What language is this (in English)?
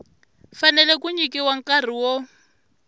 Tsonga